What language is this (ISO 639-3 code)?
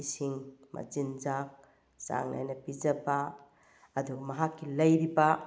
mni